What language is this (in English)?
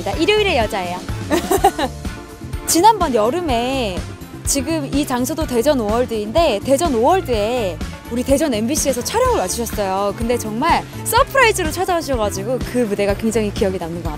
Korean